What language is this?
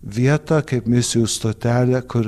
Lithuanian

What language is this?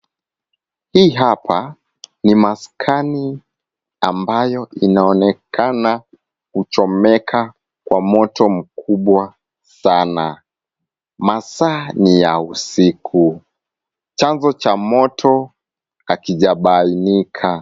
Swahili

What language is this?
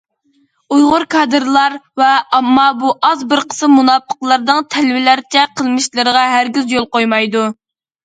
Uyghur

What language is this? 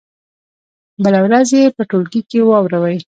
Pashto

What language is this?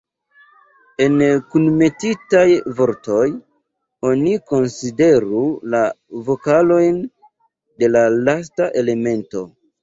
Esperanto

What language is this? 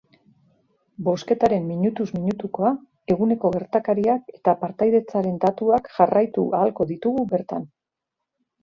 Basque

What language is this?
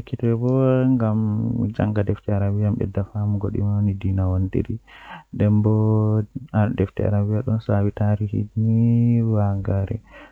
Western Niger Fulfulde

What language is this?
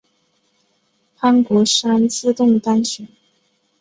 Chinese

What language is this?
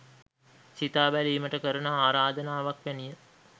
Sinhala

